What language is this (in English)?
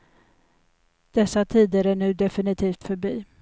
Swedish